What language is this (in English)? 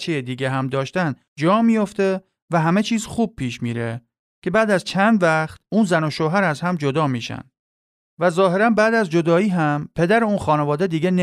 Persian